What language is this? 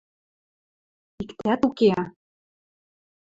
Western Mari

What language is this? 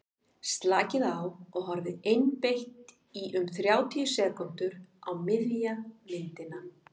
Icelandic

